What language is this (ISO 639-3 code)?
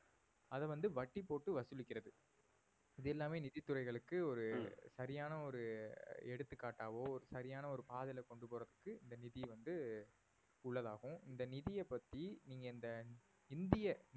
tam